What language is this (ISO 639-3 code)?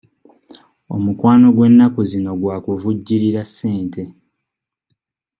lug